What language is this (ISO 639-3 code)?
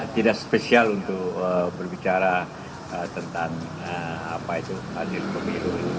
ind